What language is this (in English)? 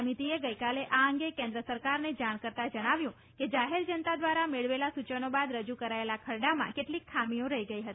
Gujarati